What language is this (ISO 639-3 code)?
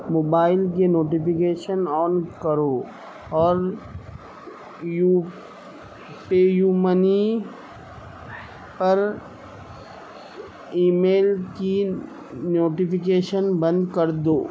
urd